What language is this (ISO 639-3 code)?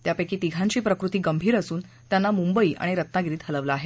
mar